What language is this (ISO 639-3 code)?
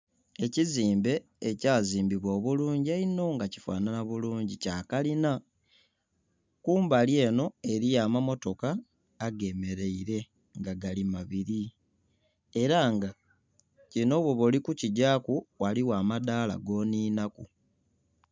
xog